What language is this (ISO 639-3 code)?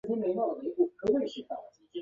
zho